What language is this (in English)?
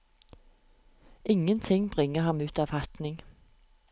Norwegian